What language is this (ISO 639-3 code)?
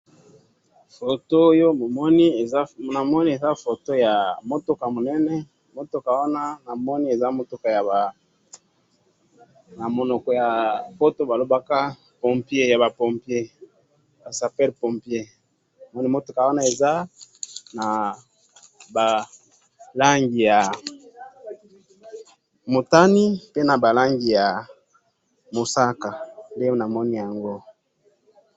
lin